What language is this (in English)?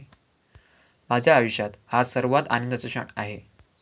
Marathi